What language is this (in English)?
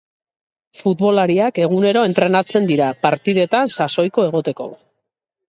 Basque